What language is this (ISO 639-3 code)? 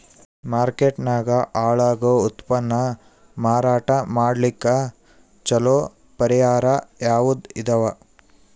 kan